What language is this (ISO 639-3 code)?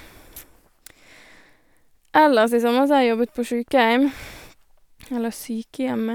nor